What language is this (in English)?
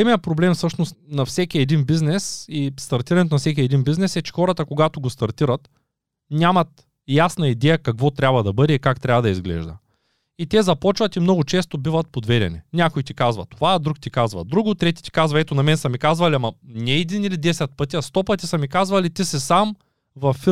Bulgarian